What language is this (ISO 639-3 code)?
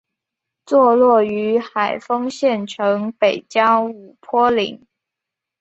zho